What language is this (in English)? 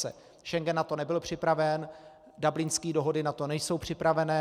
Czech